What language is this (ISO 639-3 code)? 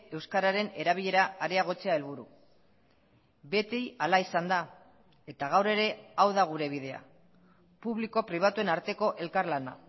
eus